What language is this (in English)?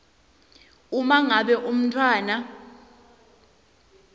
Swati